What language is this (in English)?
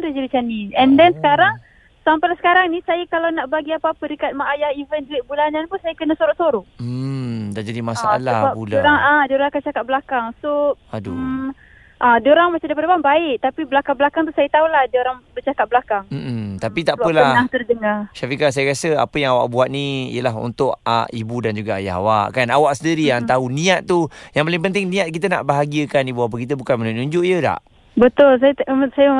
Malay